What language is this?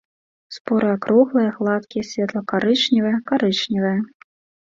Belarusian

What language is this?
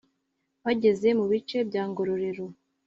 Kinyarwanda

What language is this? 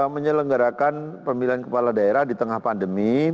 Indonesian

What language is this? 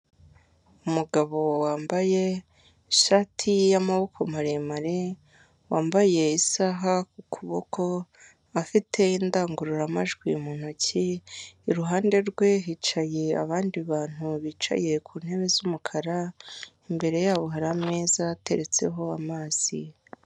Kinyarwanda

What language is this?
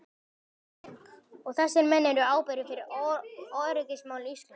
Icelandic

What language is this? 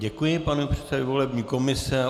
Czech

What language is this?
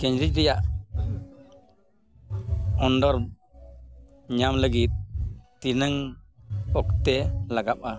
Santali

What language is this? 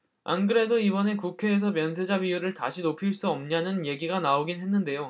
Korean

